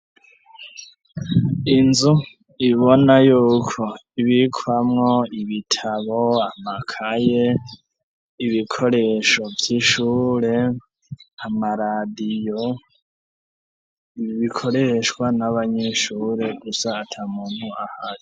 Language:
Rundi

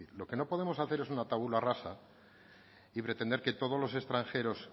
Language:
Spanish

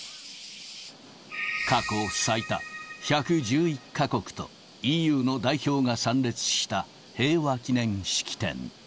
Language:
Japanese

